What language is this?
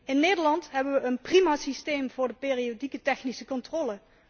Dutch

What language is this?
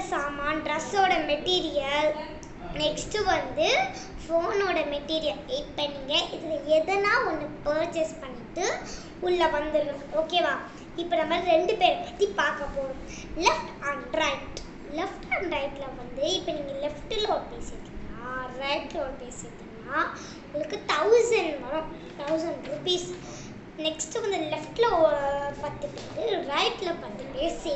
Tamil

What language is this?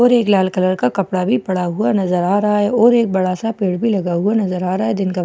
Hindi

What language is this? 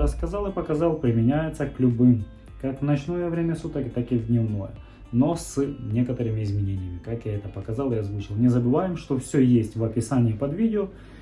Russian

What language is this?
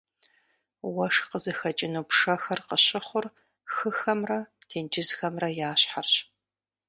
Kabardian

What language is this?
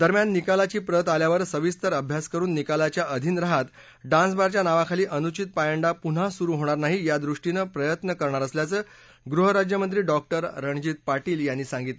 Marathi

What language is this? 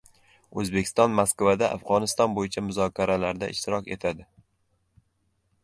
Uzbek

